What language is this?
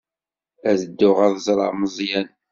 Kabyle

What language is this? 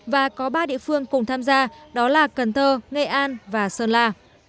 Vietnamese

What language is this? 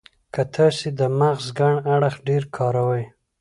Pashto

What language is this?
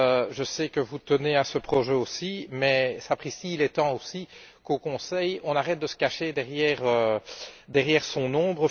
French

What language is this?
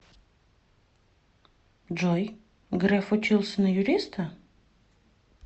Russian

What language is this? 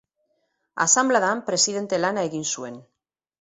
Basque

